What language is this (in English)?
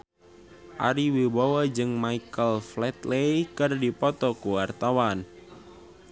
Sundanese